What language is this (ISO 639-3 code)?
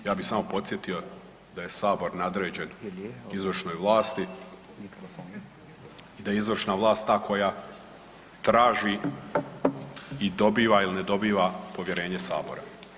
hrv